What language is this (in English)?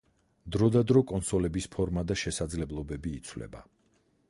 Georgian